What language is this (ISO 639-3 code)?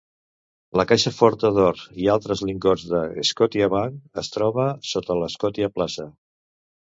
cat